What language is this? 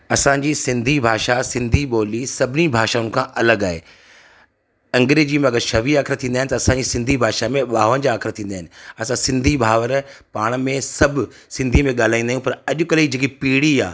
Sindhi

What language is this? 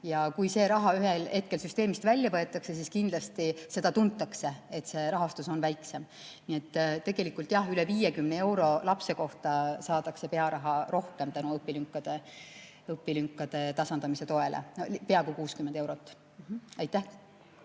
Estonian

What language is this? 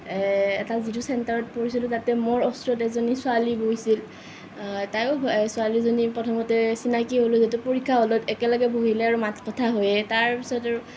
Assamese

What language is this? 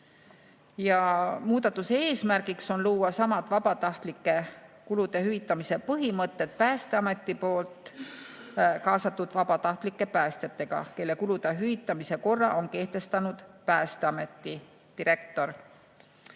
Estonian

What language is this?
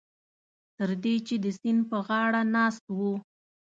Pashto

